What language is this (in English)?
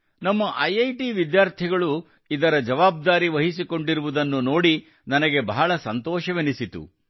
Kannada